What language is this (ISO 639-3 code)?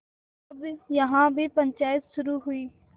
hin